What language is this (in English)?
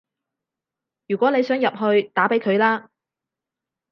Cantonese